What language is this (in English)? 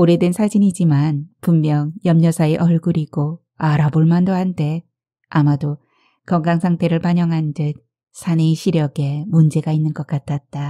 Korean